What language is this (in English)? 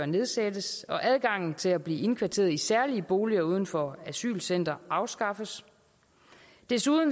Danish